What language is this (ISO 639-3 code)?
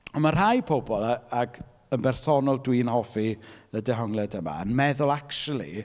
cym